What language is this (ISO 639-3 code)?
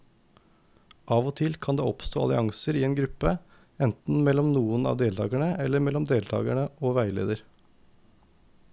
nor